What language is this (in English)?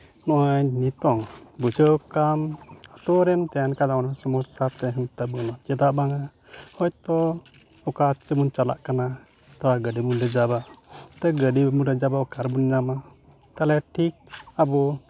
Santali